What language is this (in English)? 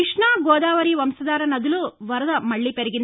Telugu